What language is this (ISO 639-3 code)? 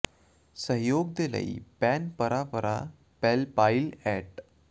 pan